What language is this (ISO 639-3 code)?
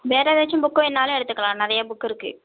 tam